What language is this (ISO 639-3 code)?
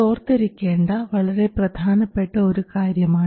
mal